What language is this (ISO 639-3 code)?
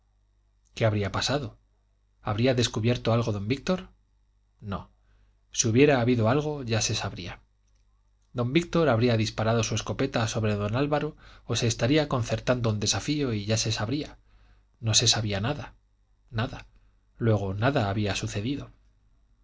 spa